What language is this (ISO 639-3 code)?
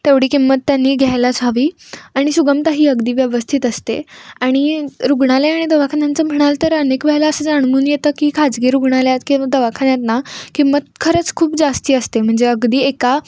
mar